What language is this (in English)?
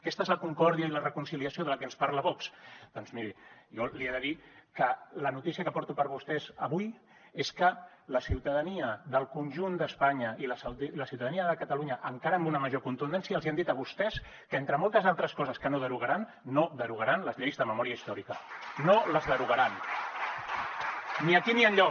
Catalan